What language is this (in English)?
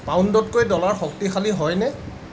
Assamese